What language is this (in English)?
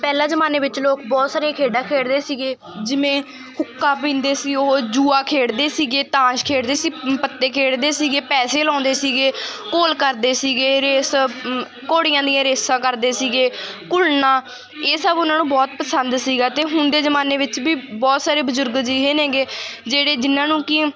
Punjabi